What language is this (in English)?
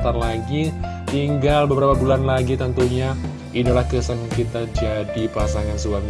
Indonesian